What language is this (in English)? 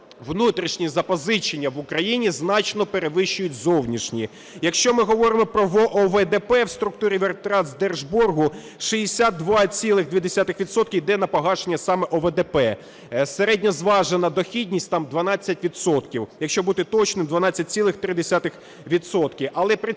Ukrainian